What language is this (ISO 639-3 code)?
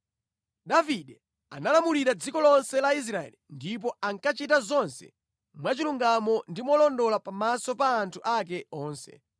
nya